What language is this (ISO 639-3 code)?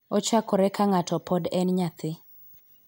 luo